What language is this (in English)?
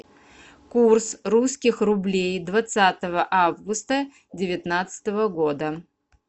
Russian